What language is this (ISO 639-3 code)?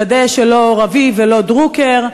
heb